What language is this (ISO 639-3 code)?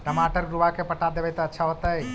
mag